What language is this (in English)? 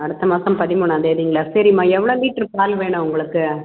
Tamil